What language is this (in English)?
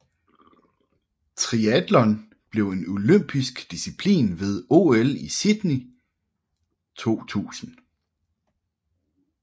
Danish